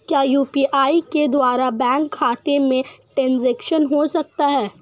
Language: Hindi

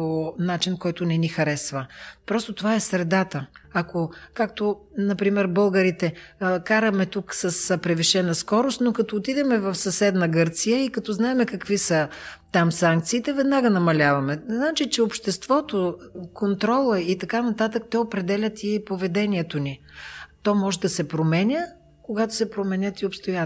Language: Bulgarian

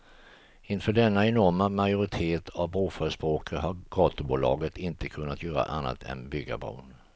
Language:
Swedish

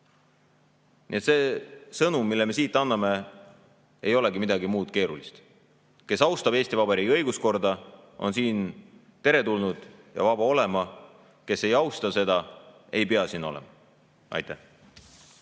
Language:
Estonian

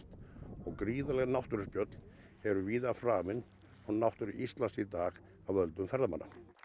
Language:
Icelandic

